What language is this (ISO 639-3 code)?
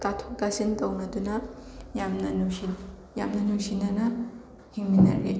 mni